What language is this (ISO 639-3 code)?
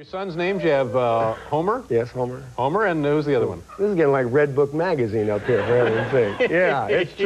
eng